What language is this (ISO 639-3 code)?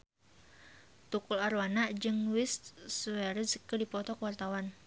sun